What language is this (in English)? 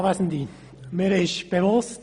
Swiss German